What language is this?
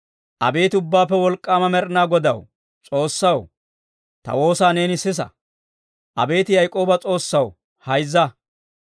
Dawro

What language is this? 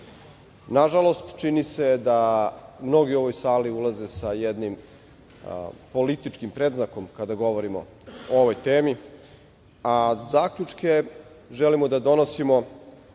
Serbian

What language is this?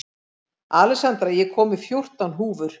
Icelandic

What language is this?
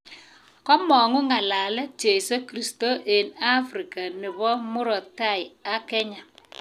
Kalenjin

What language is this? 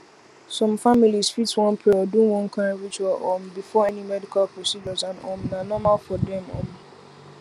Nigerian Pidgin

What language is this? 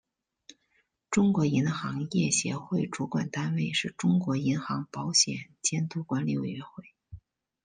Chinese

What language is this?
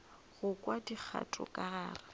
Northern Sotho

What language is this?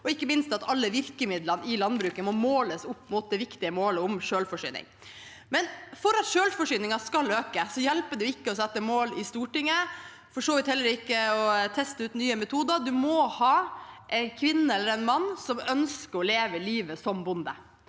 Norwegian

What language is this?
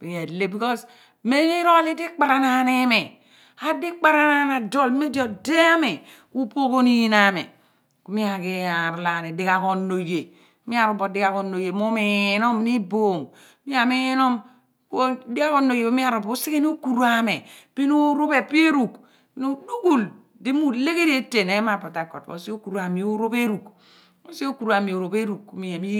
Abua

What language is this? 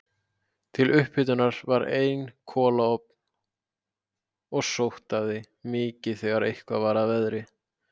Icelandic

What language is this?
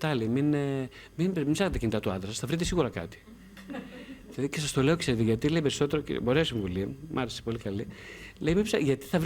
Greek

